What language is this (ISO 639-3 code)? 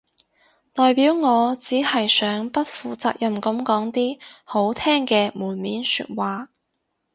yue